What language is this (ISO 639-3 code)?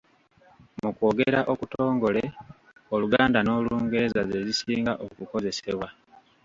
lug